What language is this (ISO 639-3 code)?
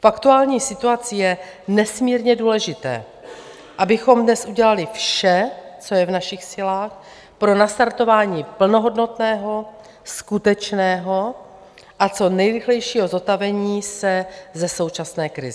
ces